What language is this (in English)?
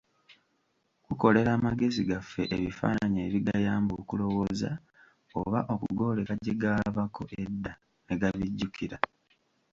Ganda